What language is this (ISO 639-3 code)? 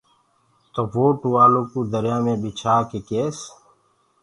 ggg